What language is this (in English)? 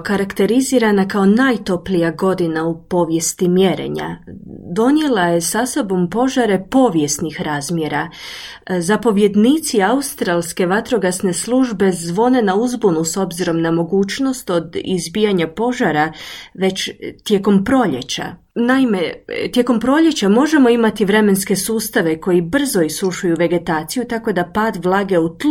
Croatian